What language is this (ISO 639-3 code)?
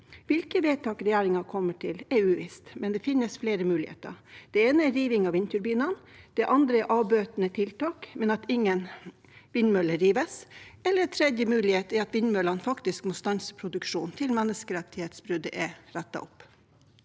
nor